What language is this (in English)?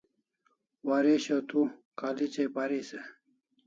Kalasha